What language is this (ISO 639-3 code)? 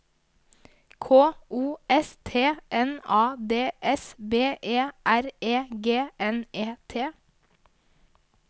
nor